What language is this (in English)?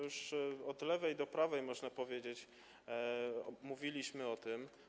Polish